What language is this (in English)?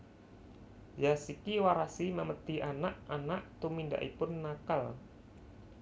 Javanese